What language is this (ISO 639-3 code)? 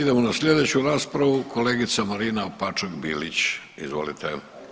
hrv